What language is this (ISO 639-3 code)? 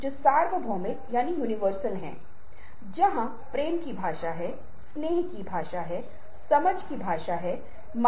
hin